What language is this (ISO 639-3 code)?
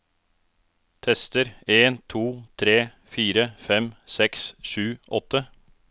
nor